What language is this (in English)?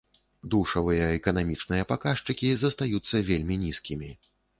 Belarusian